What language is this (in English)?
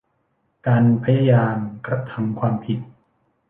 Thai